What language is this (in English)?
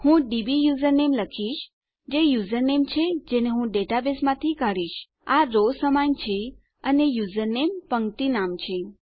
Gujarati